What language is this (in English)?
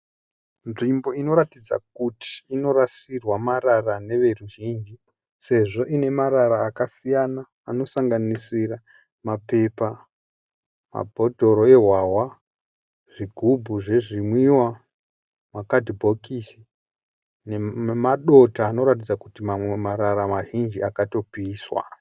Shona